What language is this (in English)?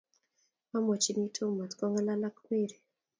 Kalenjin